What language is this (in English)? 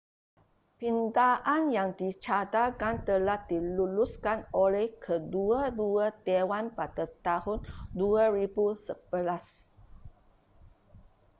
Malay